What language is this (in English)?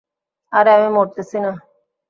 Bangla